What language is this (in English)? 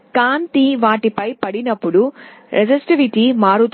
Telugu